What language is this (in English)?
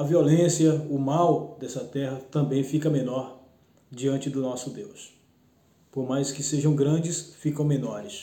Portuguese